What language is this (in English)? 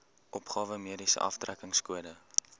Afrikaans